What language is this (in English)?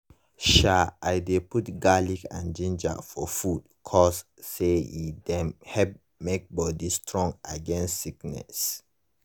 Nigerian Pidgin